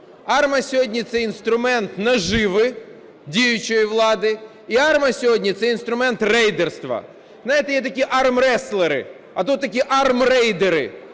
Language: Ukrainian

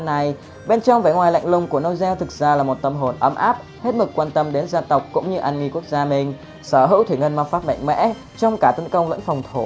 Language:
Vietnamese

